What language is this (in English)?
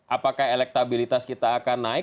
Indonesian